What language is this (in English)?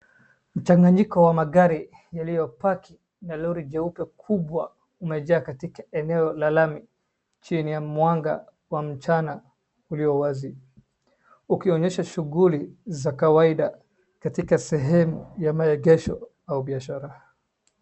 Swahili